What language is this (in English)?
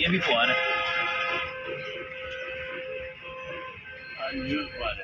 Hindi